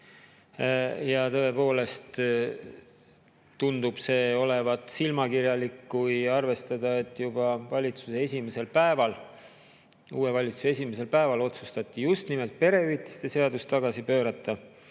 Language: Estonian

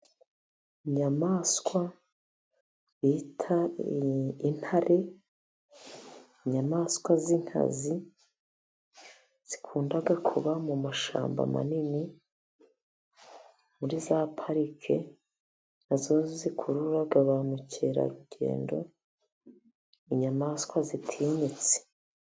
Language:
Kinyarwanda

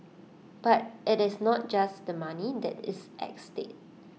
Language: English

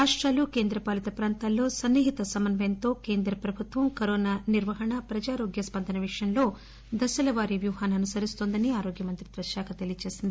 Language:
Telugu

